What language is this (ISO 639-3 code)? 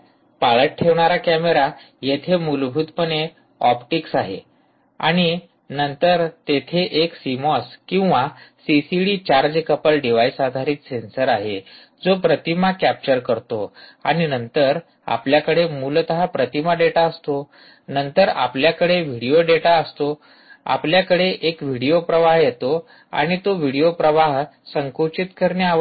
mar